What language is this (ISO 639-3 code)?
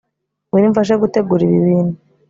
kin